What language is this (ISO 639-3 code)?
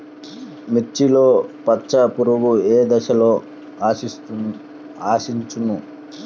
tel